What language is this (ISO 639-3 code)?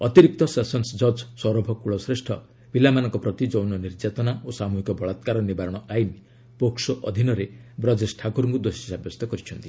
ori